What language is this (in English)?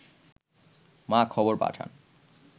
Bangla